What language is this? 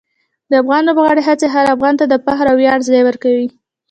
Pashto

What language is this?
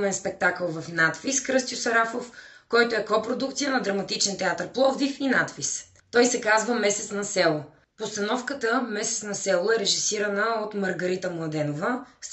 Bulgarian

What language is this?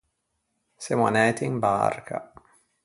Ligurian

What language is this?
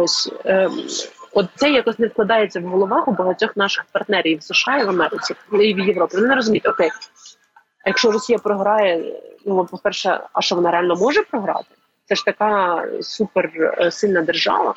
Ukrainian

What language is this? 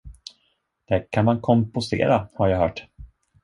Swedish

